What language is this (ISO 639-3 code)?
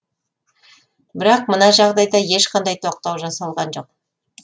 kaz